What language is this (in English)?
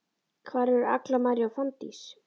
Icelandic